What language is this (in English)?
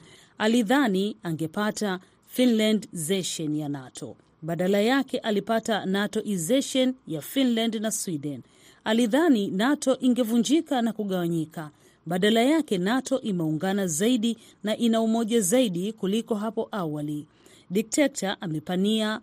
Swahili